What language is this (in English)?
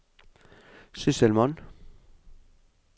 Norwegian